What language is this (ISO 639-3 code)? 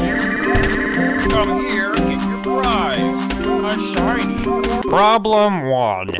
eng